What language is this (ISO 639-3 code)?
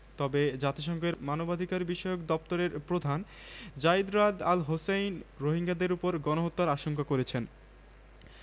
ben